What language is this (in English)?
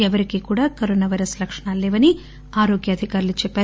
Telugu